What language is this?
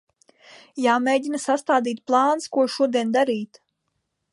Latvian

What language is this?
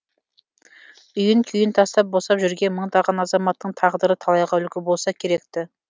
Kazakh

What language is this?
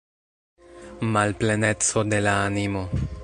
Esperanto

